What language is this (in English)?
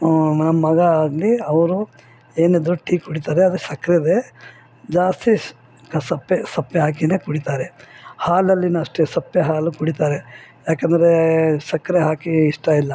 Kannada